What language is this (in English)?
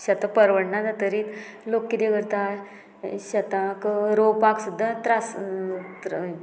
Konkani